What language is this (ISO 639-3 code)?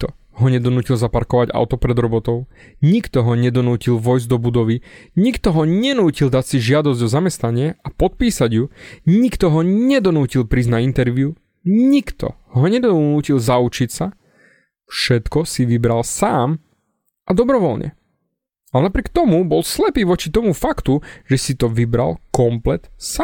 slk